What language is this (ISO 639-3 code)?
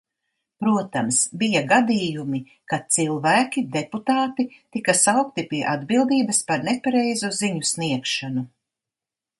lav